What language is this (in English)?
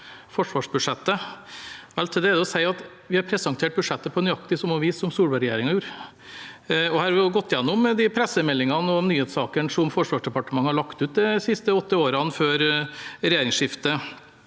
Norwegian